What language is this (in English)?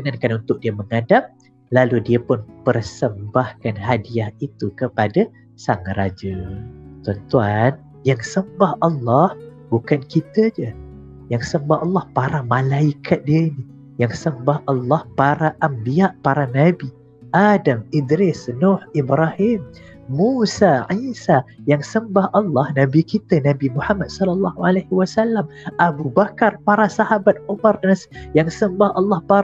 Malay